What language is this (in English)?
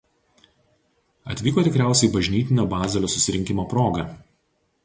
Lithuanian